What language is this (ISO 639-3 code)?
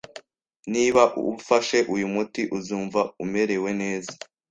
kin